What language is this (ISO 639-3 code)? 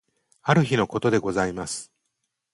jpn